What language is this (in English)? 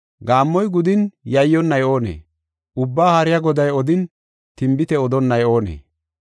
Gofa